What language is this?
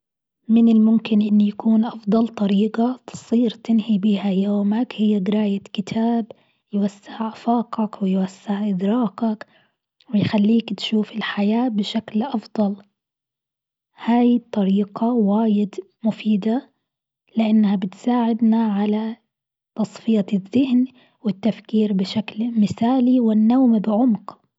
Gulf Arabic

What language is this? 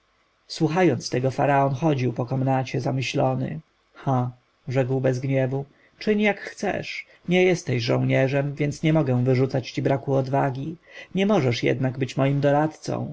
Polish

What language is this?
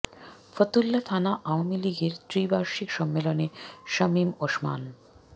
Bangla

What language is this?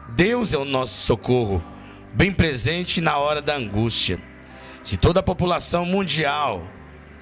Portuguese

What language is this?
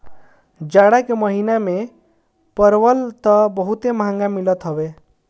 Bhojpuri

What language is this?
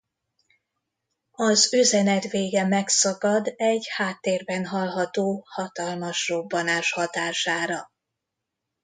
Hungarian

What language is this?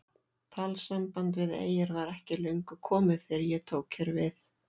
Icelandic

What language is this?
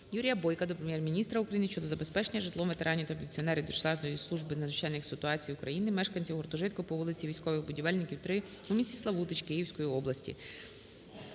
Ukrainian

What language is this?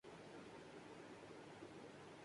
Urdu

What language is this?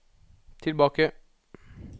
Norwegian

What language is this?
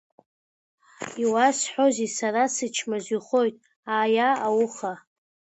Abkhazian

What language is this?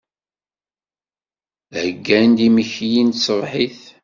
Kabyle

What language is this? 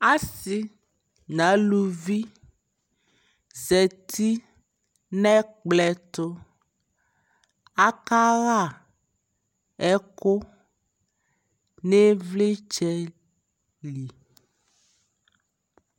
Ikposo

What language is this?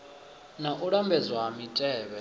Venda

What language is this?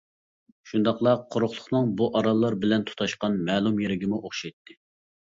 Uyghur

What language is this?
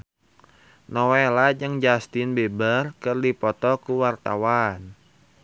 Sundanese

